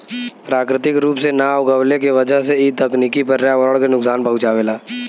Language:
Bhojpuri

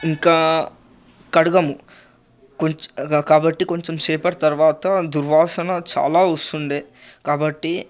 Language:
Telugu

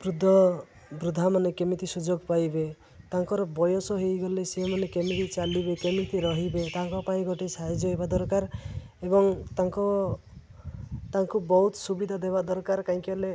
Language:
Odia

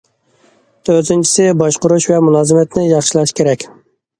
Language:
Uyghur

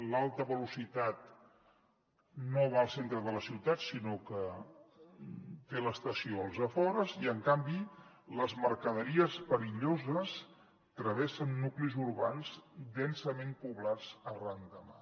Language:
Catalan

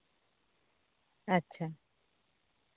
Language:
Santali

